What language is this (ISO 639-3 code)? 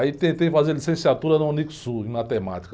por